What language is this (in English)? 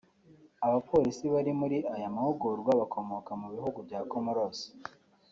Kinyarwanda